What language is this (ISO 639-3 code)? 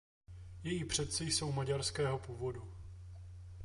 ces